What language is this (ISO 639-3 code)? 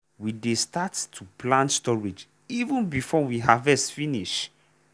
pcm